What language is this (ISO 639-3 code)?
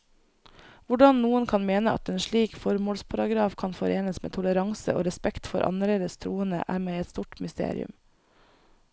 nor